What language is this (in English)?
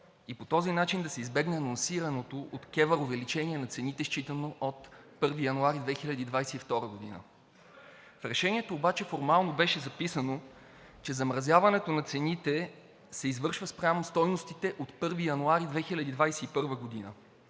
Bulgarian